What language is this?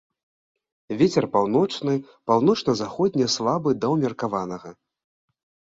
Belarusian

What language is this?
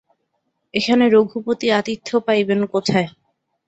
Bangla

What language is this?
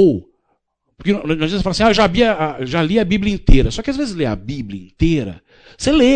Portuguese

